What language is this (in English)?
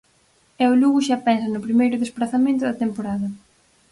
Galician